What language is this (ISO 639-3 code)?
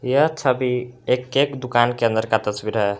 hin